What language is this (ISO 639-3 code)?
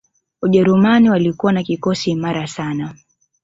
swa